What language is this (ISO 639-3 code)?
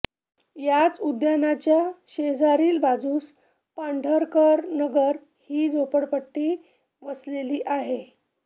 mar